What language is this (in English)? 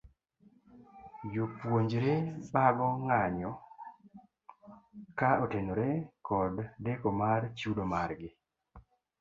Luo (Kenya and Tanzania)